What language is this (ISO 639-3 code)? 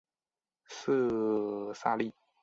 zho